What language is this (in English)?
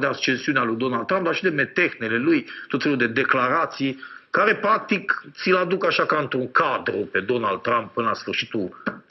Romanian